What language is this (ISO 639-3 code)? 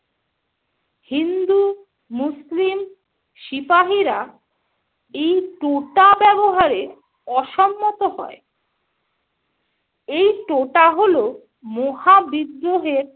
ben